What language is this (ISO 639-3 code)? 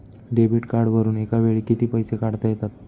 mar